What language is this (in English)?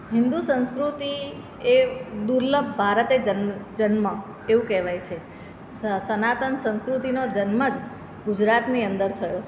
Gujarati